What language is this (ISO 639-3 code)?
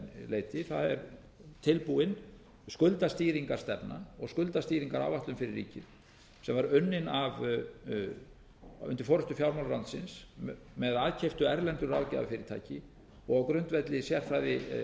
isl